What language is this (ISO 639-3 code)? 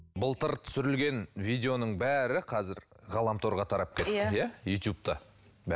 kaz